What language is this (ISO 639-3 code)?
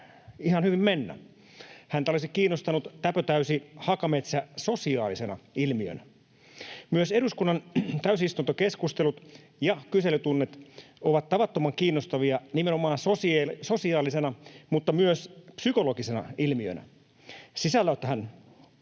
fin